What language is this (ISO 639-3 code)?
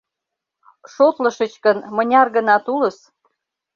chm